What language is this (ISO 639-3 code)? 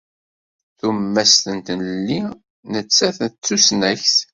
kab